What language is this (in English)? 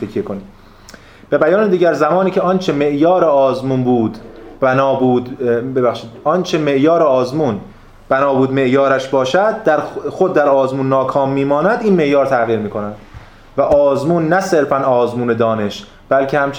Persian